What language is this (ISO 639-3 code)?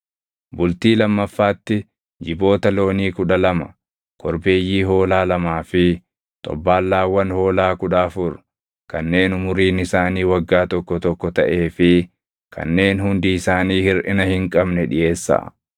orm